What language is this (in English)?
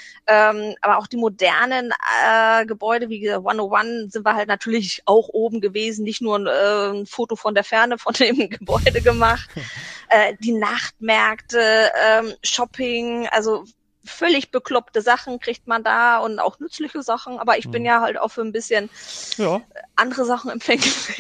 German